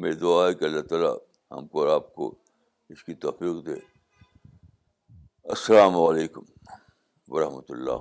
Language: Urdu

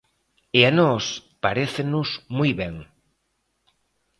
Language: Galician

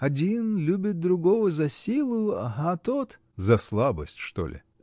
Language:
Russian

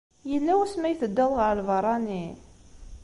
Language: Kabyle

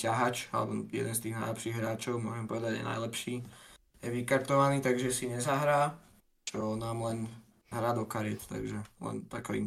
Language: Slovak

